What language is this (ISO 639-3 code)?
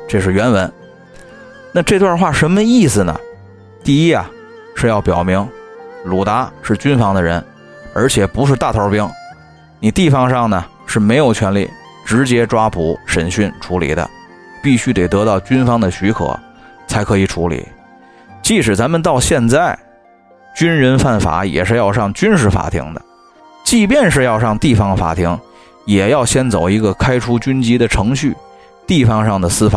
zho